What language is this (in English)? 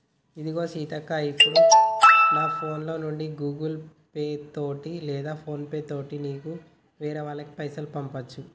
Telugu